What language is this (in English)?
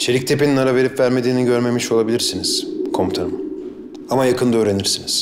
Turkish